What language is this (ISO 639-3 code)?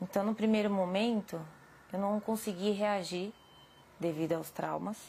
por